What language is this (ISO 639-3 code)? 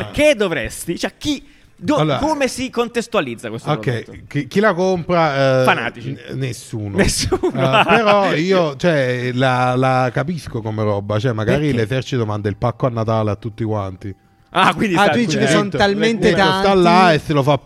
ita